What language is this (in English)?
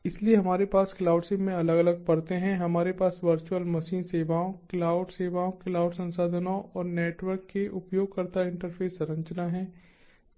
Hindi